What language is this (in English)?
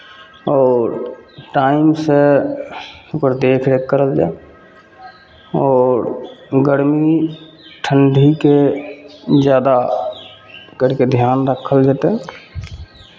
Maithili